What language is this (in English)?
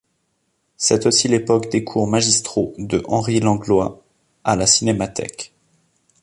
French